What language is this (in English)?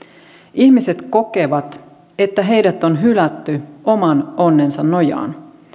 Finnish